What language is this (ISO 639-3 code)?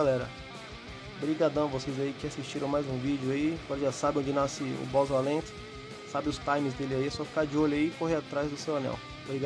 por